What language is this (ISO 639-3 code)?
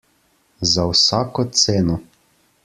slv